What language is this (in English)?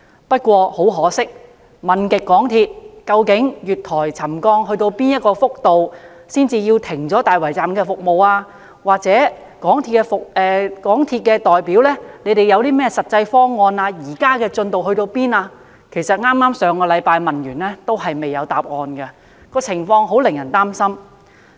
Cantonese